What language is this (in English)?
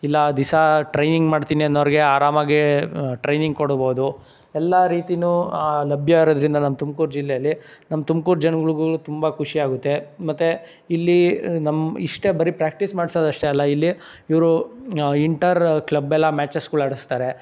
Kannada